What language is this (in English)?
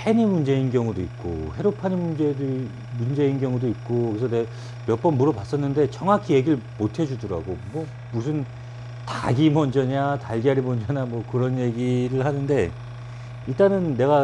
Korean